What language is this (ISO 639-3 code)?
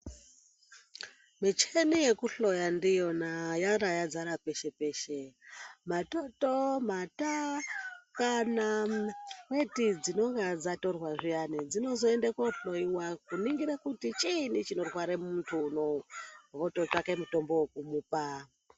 ndc